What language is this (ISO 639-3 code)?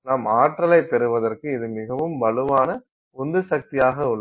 tam